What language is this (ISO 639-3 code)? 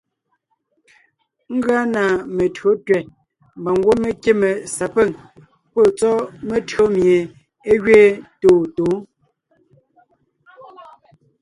nnh